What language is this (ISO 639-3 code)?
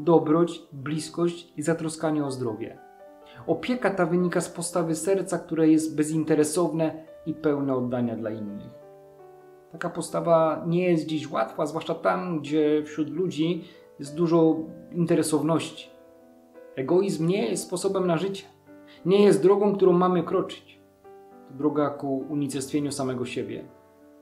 pol